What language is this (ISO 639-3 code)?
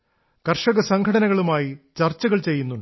mal